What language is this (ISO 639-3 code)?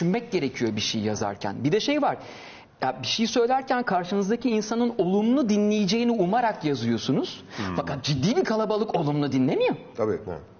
tur